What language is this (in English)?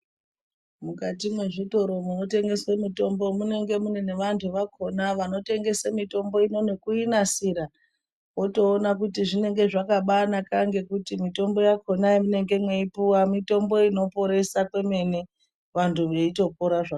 Ndau